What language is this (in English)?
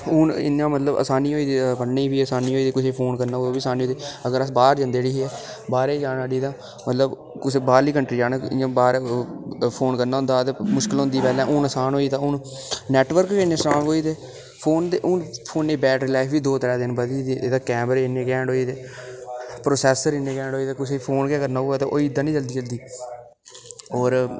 Dogri